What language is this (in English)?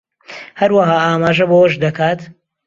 Central Kurdish